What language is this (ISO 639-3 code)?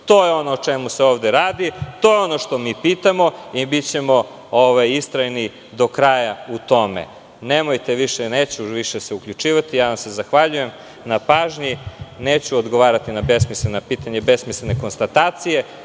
srp